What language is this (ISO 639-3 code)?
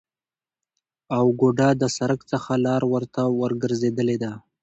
pus